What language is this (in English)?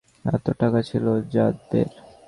Bangla